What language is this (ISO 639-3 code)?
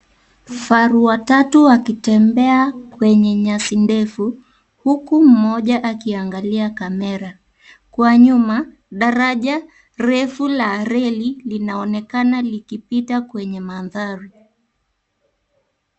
swa